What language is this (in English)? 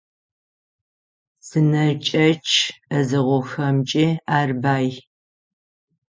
Adyghe